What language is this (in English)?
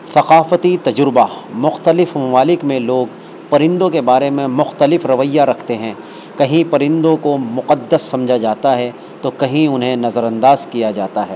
Urdu